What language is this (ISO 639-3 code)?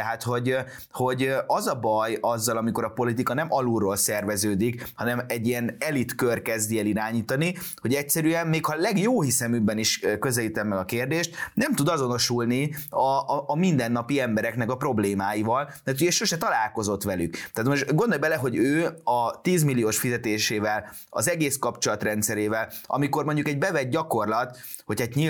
hun